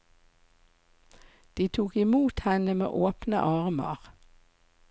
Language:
Norwegian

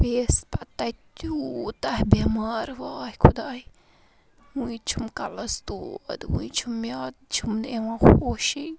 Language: Kashmiri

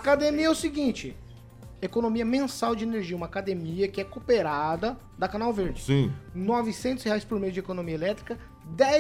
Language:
Portuguese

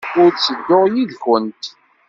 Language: Kabyle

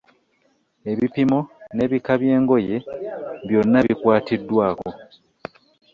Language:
Ganda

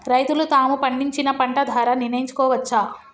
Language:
Telugu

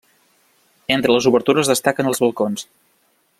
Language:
Catalan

